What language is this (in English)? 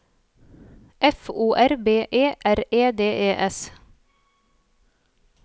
Norwegian